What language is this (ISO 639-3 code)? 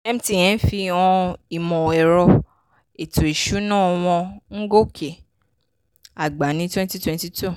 yor